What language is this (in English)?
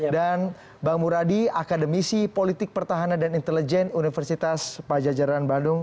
Indonesian